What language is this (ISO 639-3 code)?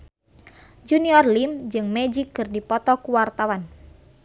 sun